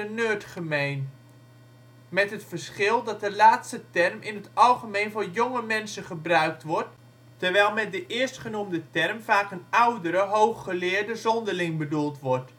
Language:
Dutch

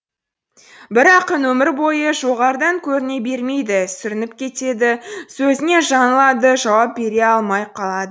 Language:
Kazakh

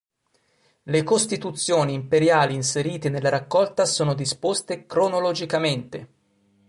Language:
Italian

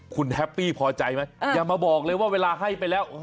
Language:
Thai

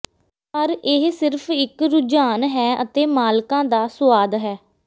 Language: Punjabi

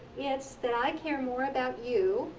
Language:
English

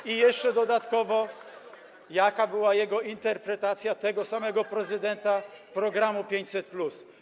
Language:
Polish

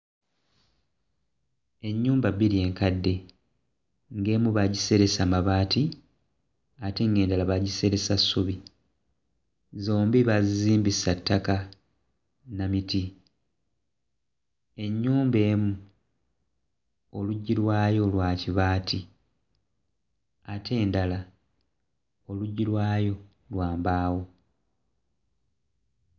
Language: Ganda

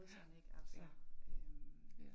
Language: Danish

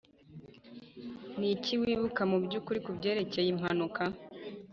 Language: Kinyarwanda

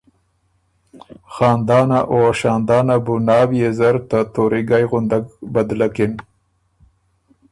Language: Ormuri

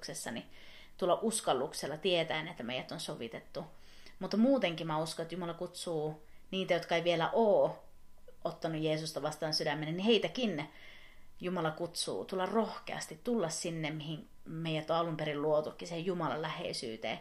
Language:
Finnish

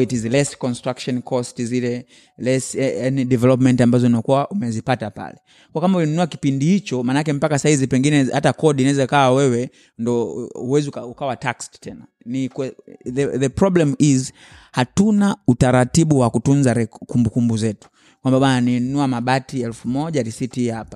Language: Swahili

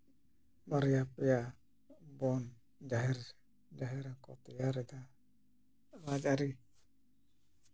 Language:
Santali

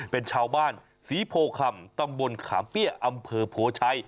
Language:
Thai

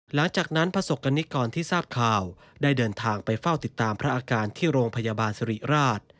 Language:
Thai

